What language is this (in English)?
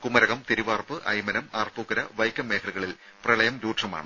Malayalam